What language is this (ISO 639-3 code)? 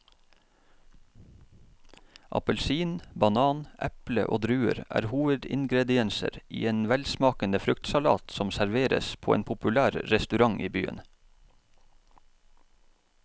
nor